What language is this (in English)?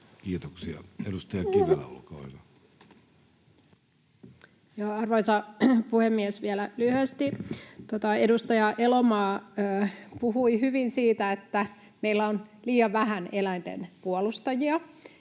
Finnish